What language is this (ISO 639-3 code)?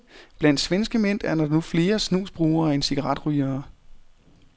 dan